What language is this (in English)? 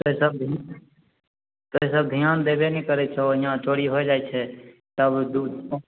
Maithili